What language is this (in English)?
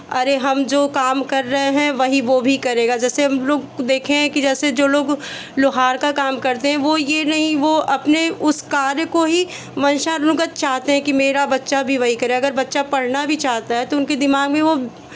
Hindi